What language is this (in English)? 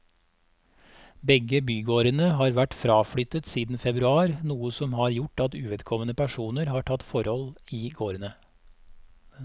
Norwegian